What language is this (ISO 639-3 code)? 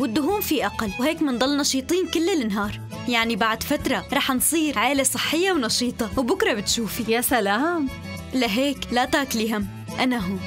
ara